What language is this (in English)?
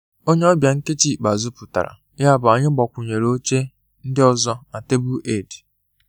Igbo